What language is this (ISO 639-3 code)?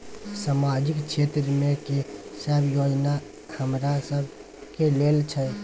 mai